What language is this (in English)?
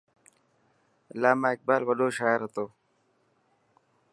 Dhatki